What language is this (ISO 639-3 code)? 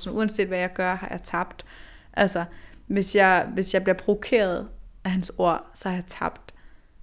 dan